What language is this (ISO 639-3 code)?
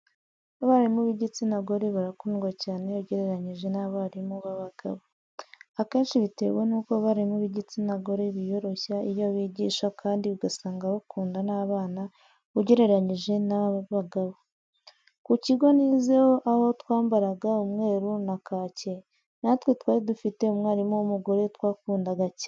kin